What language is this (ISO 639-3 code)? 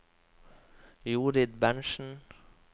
nor